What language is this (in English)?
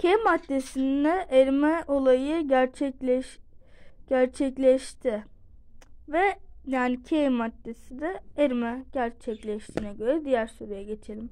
Turkish